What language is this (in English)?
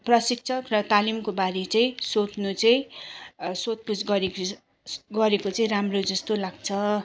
Nepali